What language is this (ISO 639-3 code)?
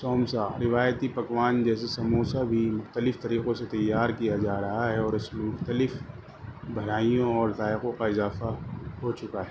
urd